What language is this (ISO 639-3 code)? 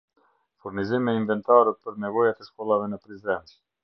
sqi